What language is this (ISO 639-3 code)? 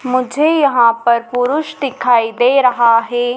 hin